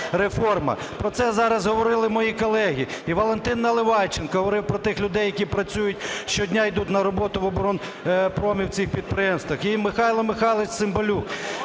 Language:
Ukrainian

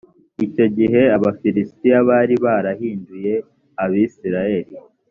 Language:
Kinyarwanda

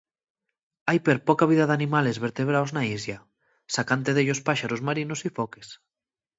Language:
Asturian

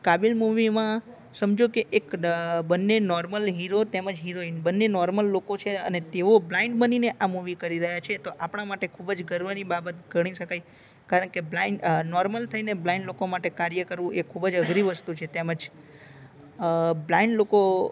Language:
Gujarati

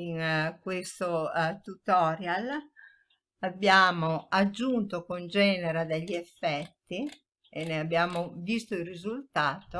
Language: Italian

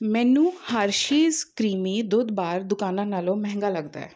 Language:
Punjabi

